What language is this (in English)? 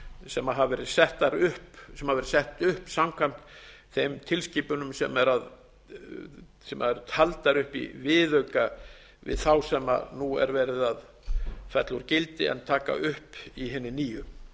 Icelandic